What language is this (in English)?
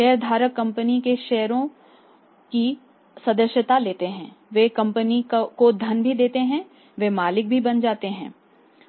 Hindi